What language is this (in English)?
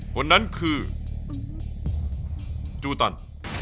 Thai